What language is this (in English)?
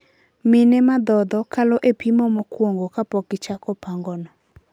Luo (Kenya and Tanzania)